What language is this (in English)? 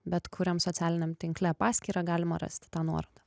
Lithuanian